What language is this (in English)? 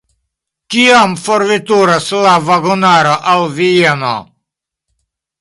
Esperanto